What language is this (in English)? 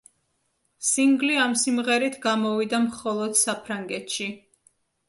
Georgian